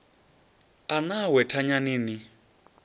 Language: Venda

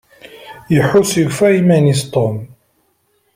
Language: Kabyle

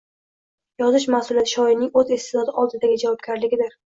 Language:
Uzbek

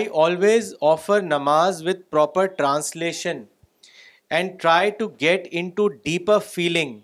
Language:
Urdu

